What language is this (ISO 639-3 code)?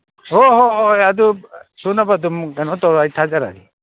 mni